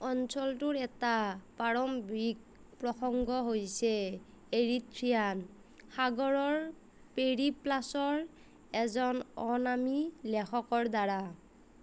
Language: Assamese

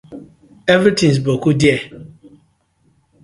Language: Nigerian Pidgin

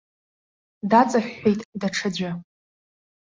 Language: Abkhazian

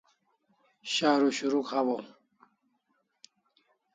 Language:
Kalasha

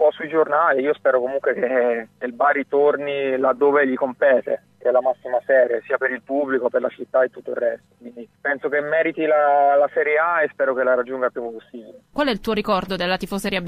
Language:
Italian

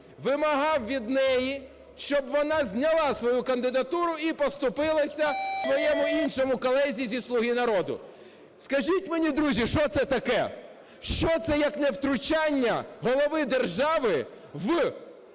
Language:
Ukrainian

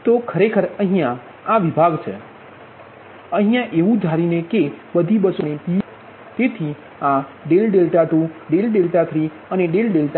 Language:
Gujarati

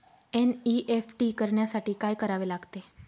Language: Marathi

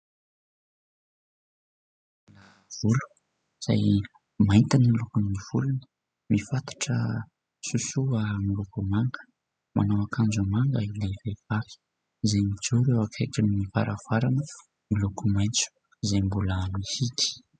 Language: Malagasy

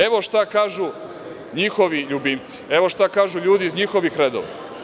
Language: Serbian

